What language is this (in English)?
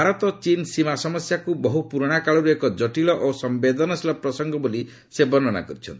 Odia